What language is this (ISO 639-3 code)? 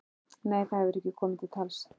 isl